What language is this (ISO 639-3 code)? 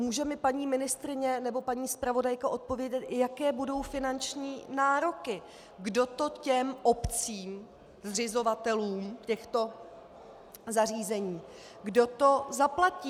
ces